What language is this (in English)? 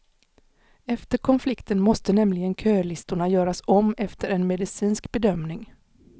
Swedish